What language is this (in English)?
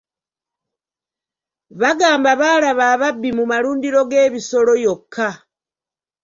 Ganda